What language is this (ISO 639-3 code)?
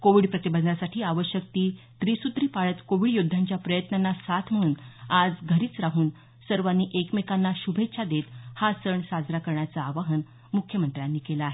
mar